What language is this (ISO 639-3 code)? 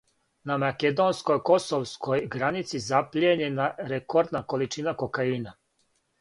srp